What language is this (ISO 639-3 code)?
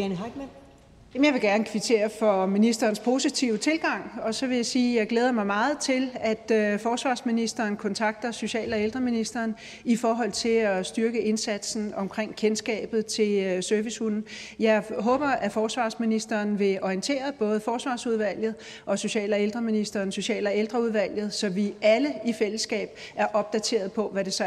dan